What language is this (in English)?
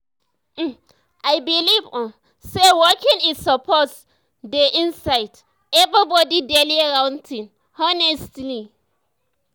Nigerian Pidgin